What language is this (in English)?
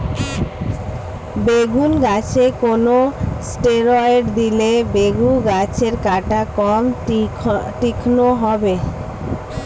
Bangla